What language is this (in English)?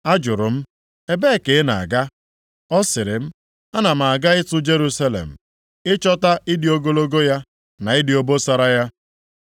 Igbo